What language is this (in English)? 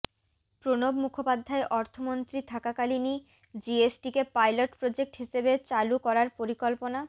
Bangla